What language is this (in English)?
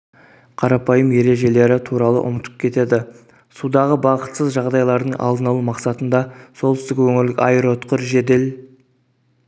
Kazakh